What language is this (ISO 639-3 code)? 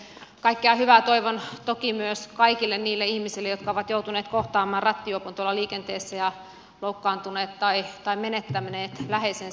fin